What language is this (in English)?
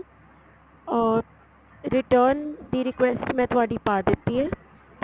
Punjabi